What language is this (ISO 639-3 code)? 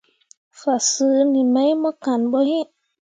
mua